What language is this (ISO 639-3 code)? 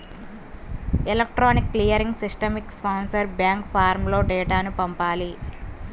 tel